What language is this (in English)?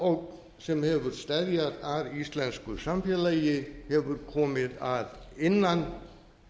Icelandic